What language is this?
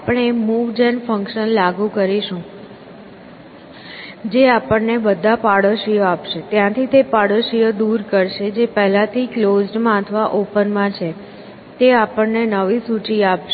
Gujarati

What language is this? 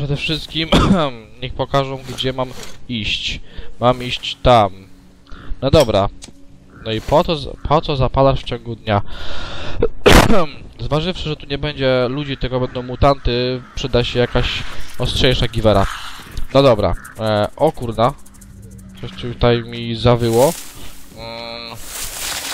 Polish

